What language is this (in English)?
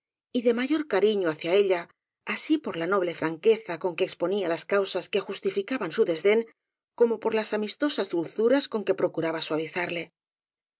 Spanish